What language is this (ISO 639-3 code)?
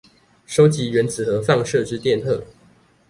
zho